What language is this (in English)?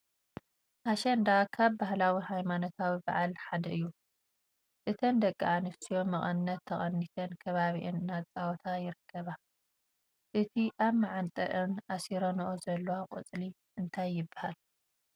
Tigrinya